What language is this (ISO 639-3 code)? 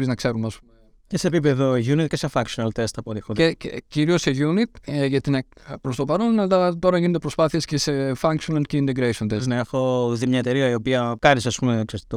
ell